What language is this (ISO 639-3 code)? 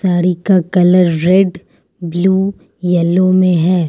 hin